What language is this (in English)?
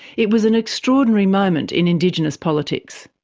English